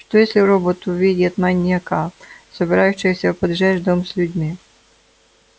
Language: Russian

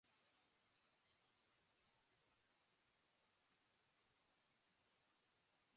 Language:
Basque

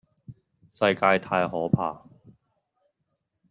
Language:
Cantonese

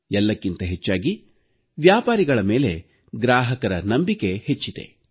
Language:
Kannada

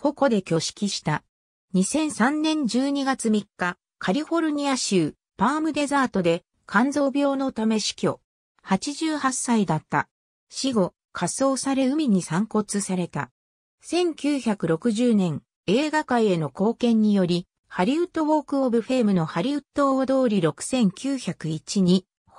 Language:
Japanese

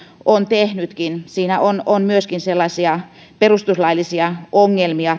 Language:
Finnish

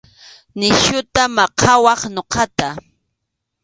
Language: Arequipa-La Unión Quechua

